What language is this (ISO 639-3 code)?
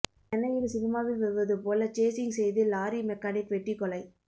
tam